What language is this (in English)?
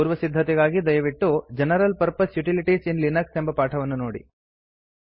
Kannada